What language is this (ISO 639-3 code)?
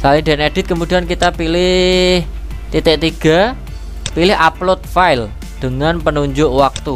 ind